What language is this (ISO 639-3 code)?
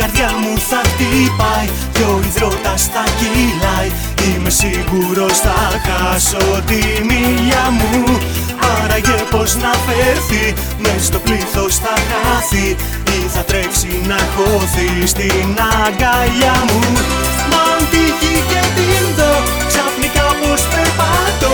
ell